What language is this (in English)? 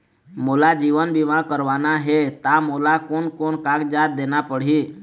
Chhattisgarhi